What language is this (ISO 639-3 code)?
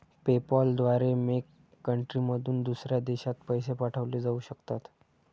mar